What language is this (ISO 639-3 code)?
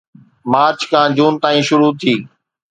snd